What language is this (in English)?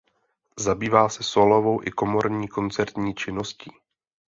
Czech